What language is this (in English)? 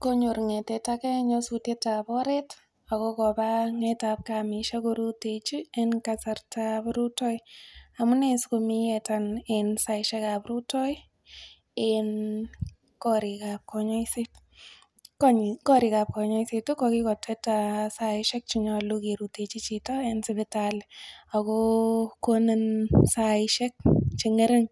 Kalenjin